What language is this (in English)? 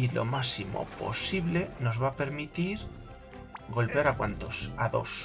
Spanish